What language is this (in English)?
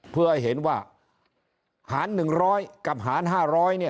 Thai